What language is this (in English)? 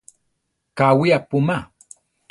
Central Tarahumara